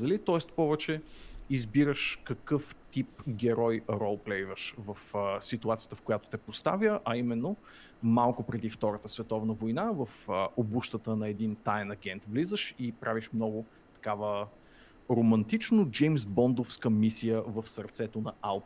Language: Bulgarian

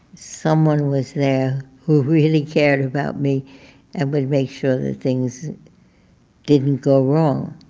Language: English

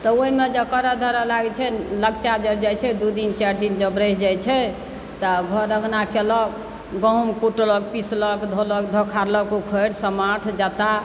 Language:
Maithili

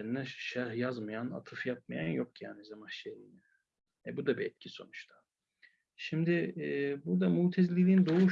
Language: Turkish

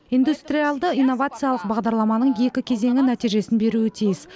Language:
Kazakh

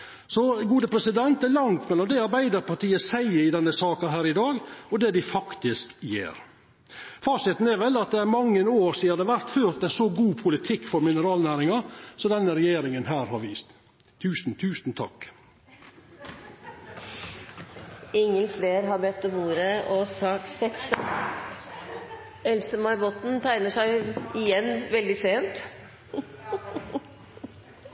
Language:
Norwegian Nynorsk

